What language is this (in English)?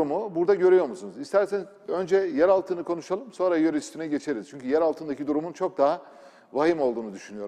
Turkish